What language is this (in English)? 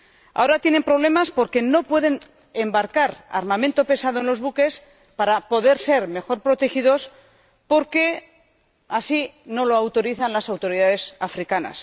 Spanish